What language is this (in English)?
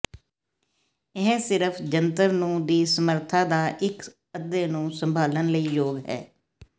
Punjabi